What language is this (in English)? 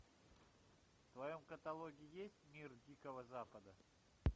Russian